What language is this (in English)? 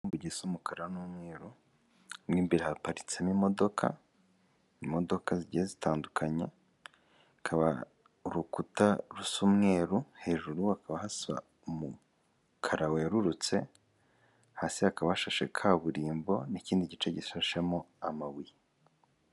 Kinyarwanda